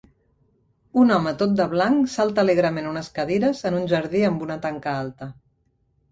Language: Catalan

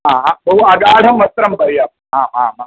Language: Sanskrit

